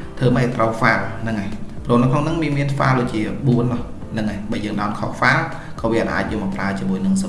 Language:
Vietnamese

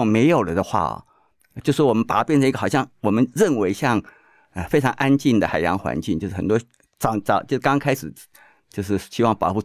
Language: Chinese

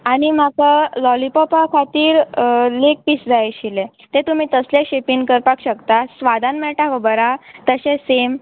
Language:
Konkani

